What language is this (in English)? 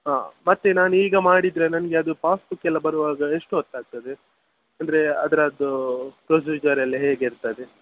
Kannada